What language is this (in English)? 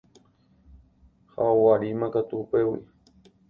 Guarani